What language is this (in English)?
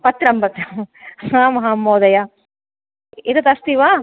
Sanskrit